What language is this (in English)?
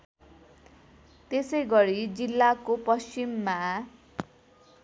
Nepali